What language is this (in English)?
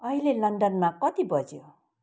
Nepali